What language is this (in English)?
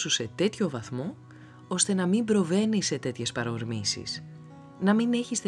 Greek